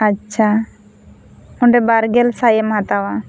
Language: Santali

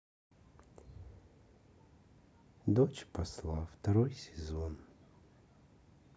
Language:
Russian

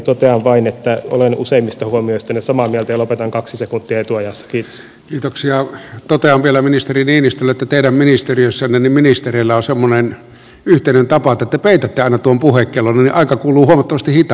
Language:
Finnish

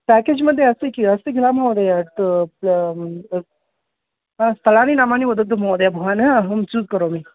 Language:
Sanskrit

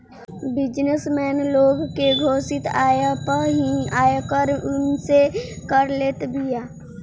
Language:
Bhojpuri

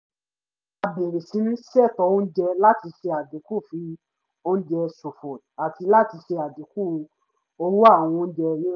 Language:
Yoruba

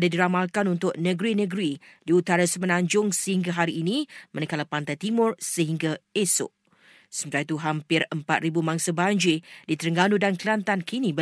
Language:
Malay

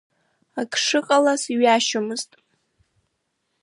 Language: Abkhazian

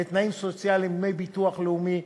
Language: Hebrew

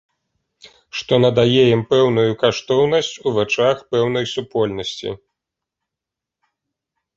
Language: Belarusian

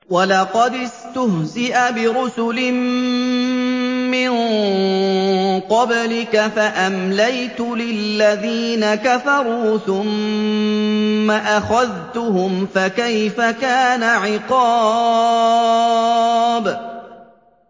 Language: Arabic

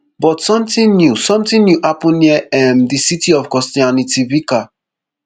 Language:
Nigerian Pidgin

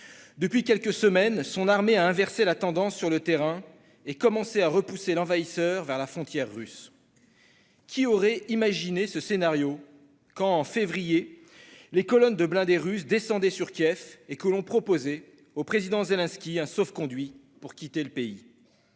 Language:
French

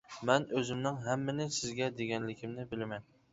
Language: Uyghur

